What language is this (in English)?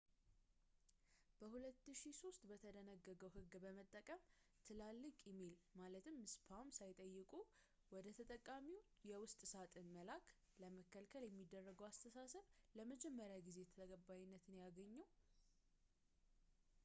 Amharic